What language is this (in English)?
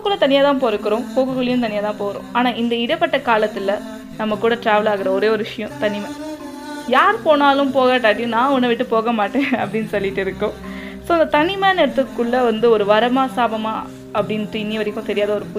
Tamil